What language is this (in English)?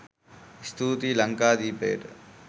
Sinhala